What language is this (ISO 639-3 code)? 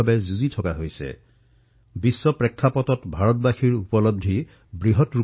asm